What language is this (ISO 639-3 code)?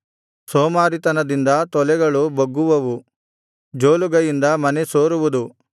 kan